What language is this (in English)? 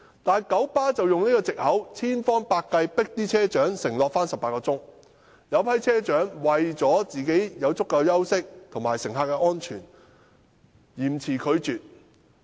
Cantonese